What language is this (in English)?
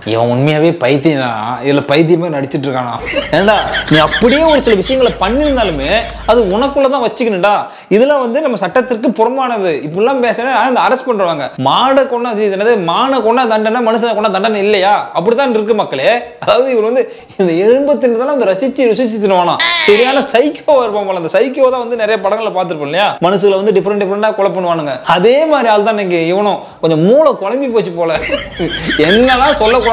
Thai